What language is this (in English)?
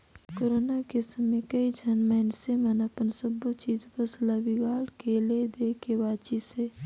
Chhattisgarhi